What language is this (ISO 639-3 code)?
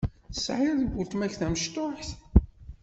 kab